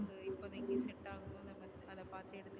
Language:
Tamil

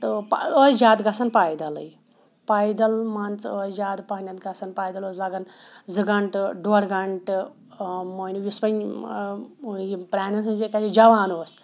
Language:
Kashmiri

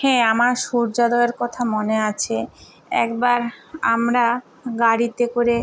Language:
Bangla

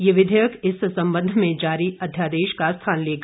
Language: Hindi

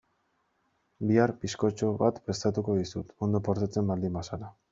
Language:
Basque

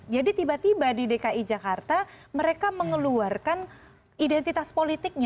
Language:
Indonesian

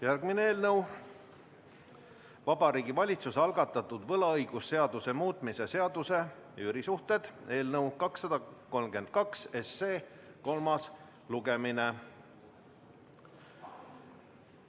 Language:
Estonian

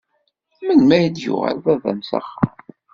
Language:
Kabyle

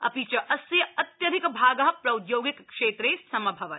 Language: Sanskrit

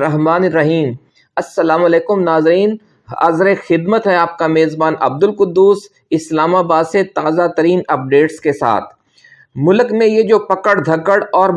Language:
Urdu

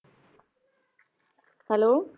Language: Punjabi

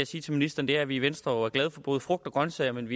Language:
Danish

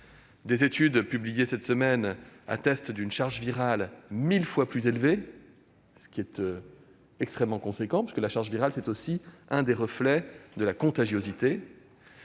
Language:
French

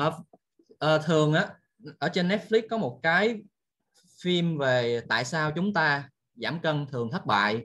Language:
Vietnamese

